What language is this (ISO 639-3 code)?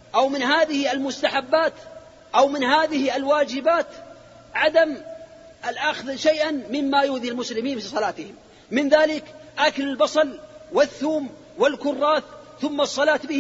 ara